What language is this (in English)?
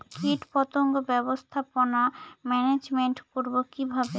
Bangla